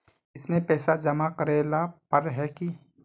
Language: Magahi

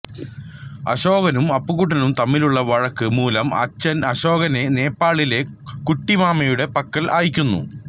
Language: Malayalam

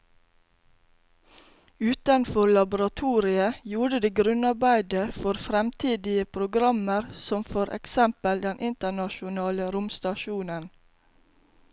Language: Norwegian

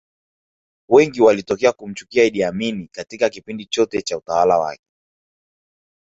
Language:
Swahili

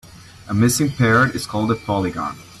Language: English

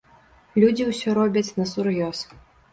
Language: Belarusian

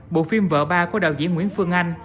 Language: Vietnamese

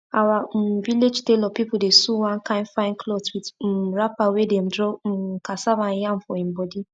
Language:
Nigerian Pidgin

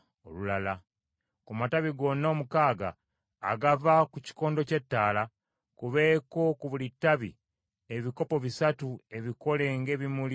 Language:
Ganda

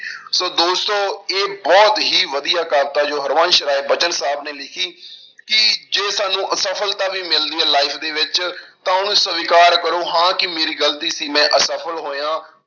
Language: Punjabi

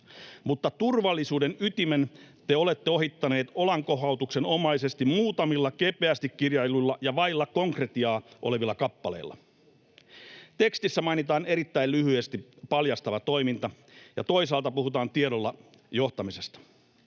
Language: Finnish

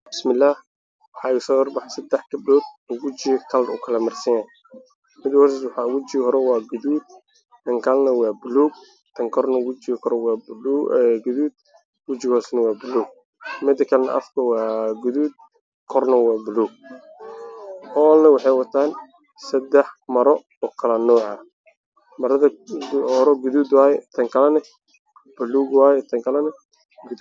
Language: Somali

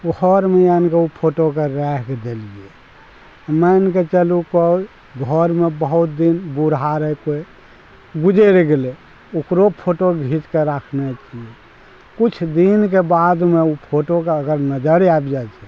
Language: Maithili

